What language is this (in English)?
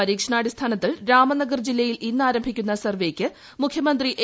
Malayalam